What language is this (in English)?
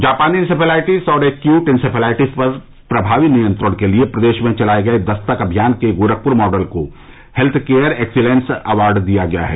Hindi